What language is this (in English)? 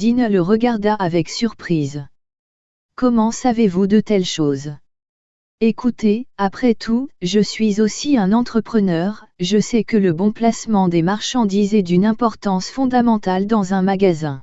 French